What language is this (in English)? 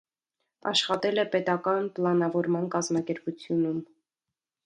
Armenian